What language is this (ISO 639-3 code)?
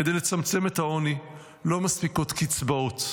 heb